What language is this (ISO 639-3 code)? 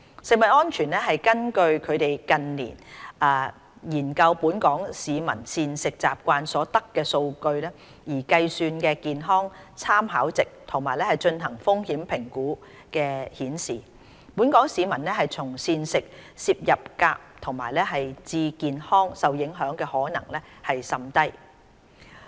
yue